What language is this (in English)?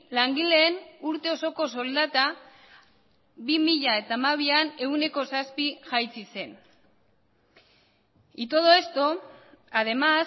Basque